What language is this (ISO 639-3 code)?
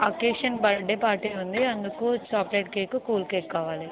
tel